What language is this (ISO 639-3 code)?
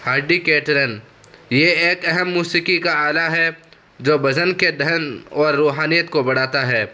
urd